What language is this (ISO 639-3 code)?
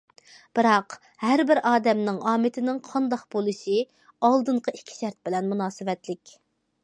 uig